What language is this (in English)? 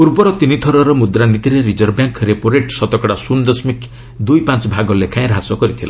Odia